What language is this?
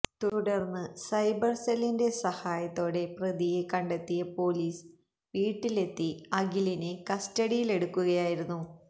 Malayalam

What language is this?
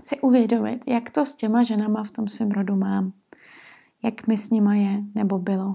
Czech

